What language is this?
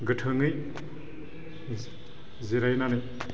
Bodo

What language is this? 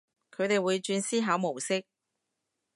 Cantonese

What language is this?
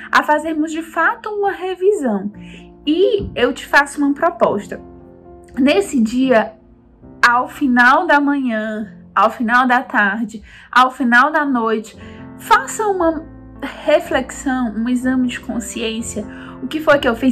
Portuguese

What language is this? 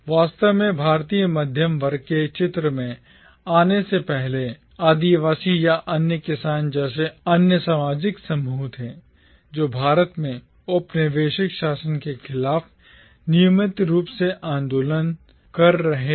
Hindi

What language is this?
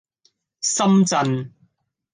Cantonese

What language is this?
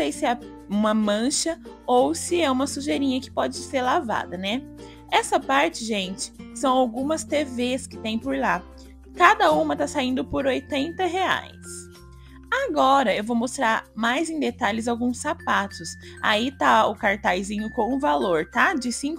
Portuguese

